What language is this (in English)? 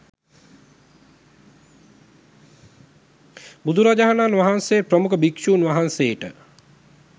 Sinhala